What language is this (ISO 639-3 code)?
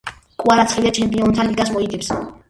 kat